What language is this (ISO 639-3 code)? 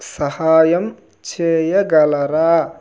tel